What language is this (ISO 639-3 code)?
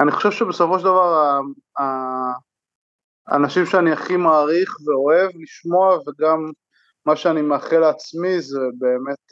heb